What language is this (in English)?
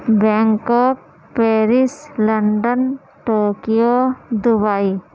Urdu